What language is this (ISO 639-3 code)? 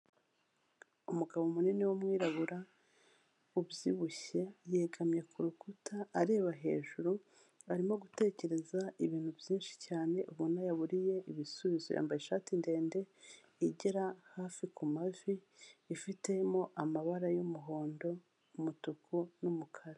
kin